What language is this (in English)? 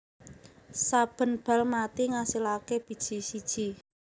Javanese